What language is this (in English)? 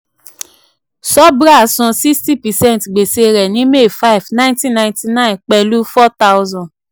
Yoruba